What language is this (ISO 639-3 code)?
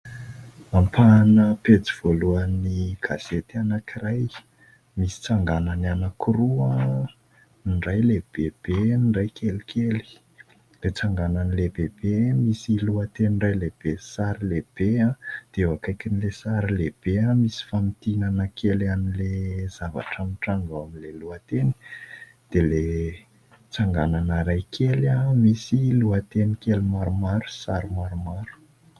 mlg